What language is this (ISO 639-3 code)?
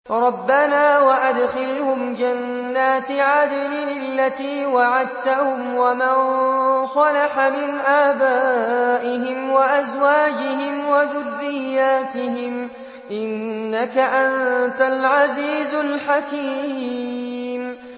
ara